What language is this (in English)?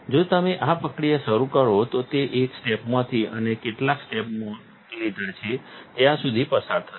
Gujarati